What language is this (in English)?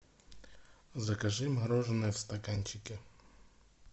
Russian